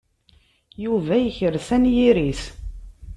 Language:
Kabyle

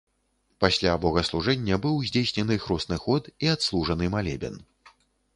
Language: Belarusian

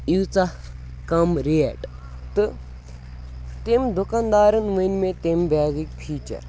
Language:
Kashmiri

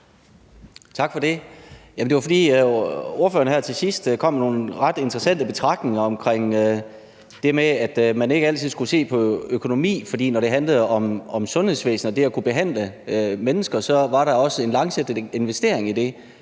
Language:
Danish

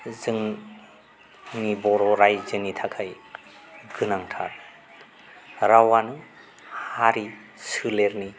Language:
Bodo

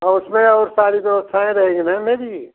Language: Hindi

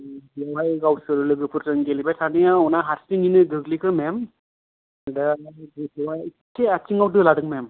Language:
Bodo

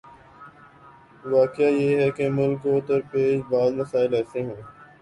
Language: Urdu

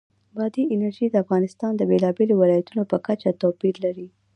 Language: Pashto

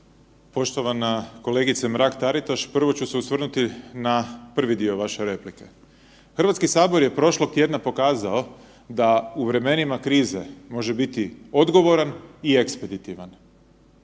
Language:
Croatian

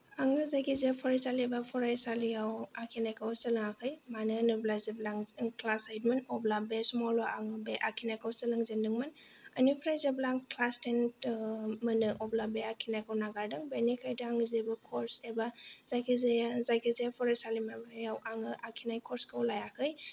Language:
Bodo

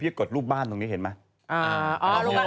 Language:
Thai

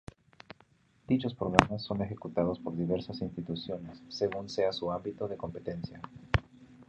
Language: Spanish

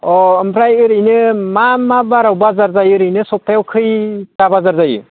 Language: Bodo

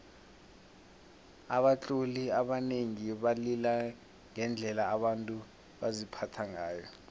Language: South Ndebele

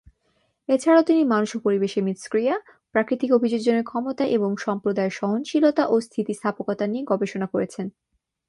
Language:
Bangla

